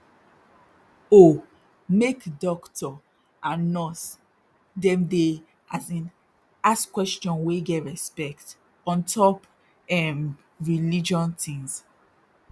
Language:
Nigerian Pidgin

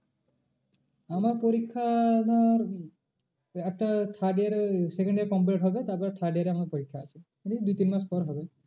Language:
Bangla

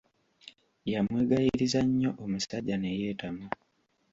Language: Ganda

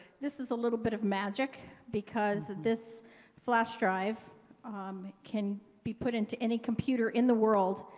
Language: English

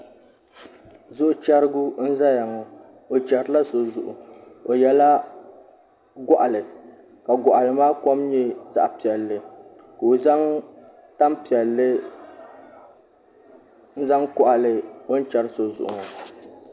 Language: Dagbani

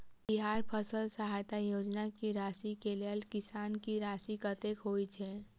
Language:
Maithili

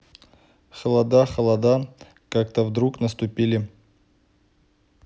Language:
Russian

